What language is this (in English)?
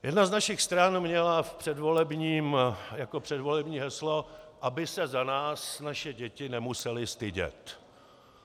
Czech